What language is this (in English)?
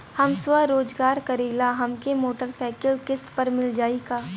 Bhojpuri